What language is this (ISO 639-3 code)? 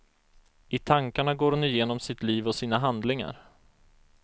swe